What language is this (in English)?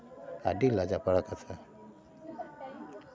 Santali